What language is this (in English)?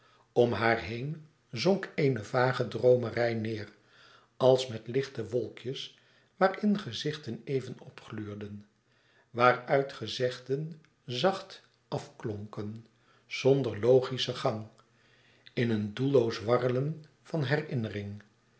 Dutch